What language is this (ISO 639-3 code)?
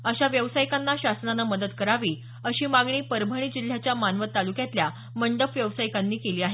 mar